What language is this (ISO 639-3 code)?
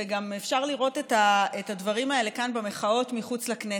heb